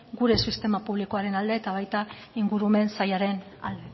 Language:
Basque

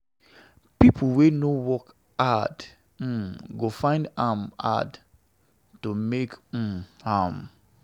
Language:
Nigerian Pidgin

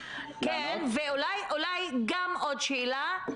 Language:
Hebrew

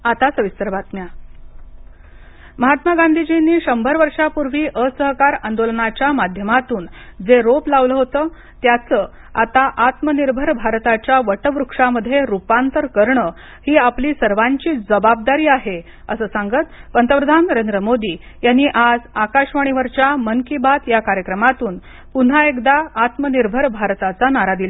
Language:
Marathi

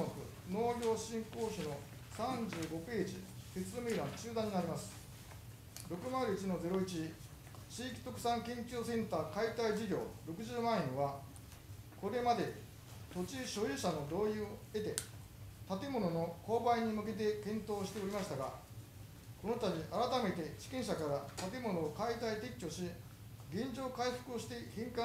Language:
Japanese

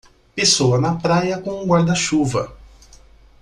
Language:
Portuguese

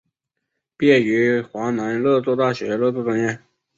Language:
Chinese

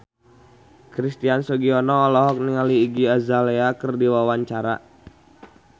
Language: Sundanese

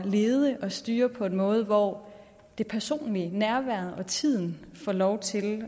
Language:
Danish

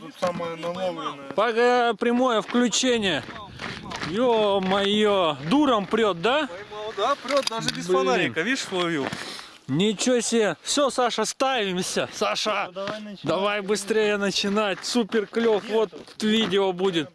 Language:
Russian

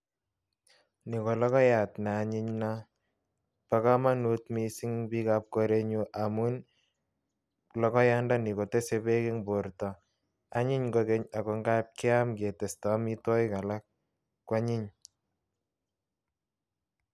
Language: Kalenjin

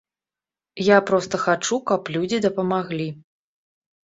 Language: Belarusian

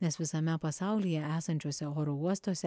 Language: Lithuanian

